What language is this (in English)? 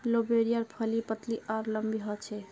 Magahi